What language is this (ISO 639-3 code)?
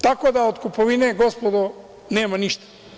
srp